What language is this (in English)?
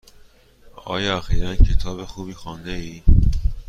Persian